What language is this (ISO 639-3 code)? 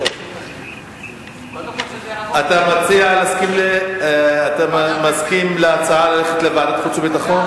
heb